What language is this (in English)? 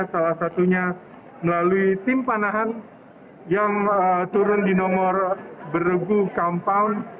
Indonesian